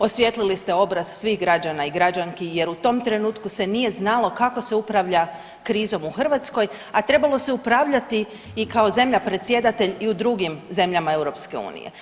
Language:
Croatian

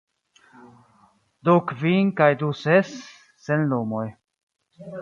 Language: Esperanto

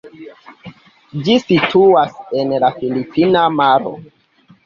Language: Esperanto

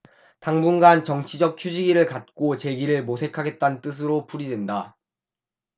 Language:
Korean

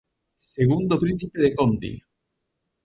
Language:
Galician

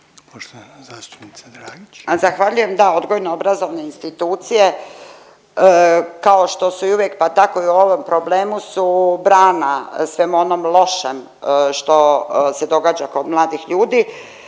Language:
Croatian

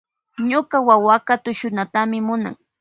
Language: Loja Highland Quichua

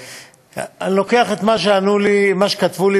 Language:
Hebrew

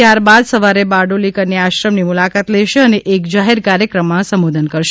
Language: Gujarati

